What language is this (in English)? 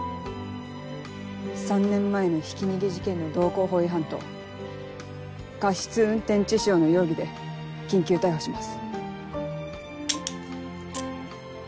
Japanese